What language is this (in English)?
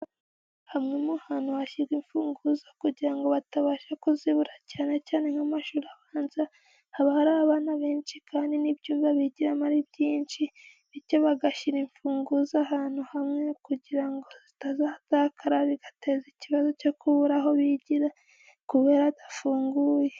Kinyarwanda